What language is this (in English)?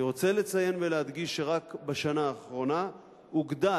Hebrew